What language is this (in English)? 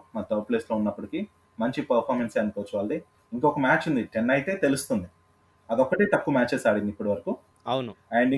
Telugu